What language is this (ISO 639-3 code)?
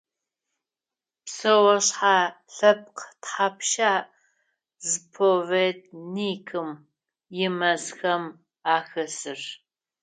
ady